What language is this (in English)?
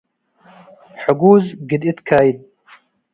Tigre